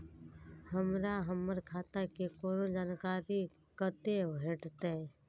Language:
Maithili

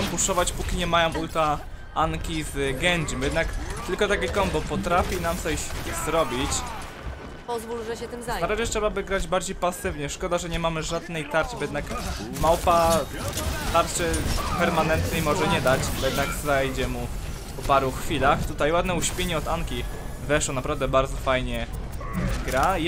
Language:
Polish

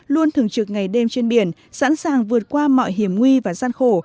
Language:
Vietnamese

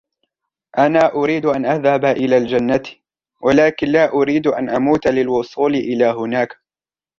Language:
Arabic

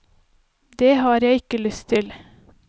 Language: Norwegian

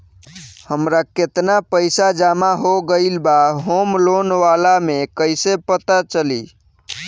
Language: Bhojpuri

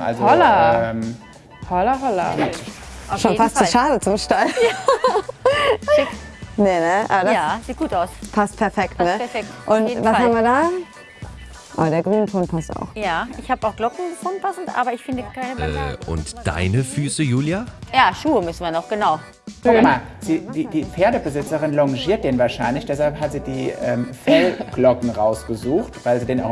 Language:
German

